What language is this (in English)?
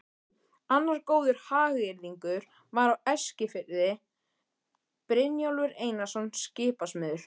Icelandic